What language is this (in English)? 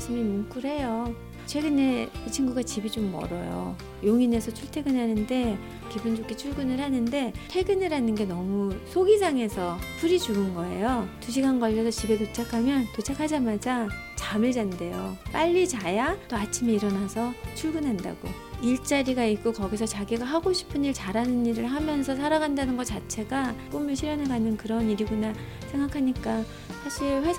Korean